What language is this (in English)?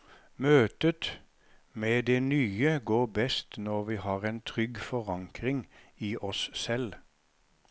Norwegian